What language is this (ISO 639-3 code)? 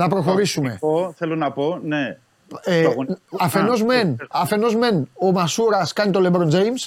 ell